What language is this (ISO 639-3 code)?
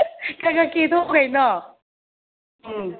mni